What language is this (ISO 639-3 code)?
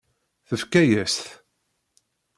kab